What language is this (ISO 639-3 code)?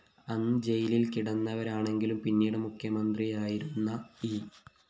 mal